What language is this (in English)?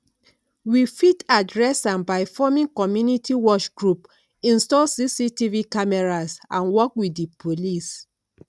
Nigerian Pidgin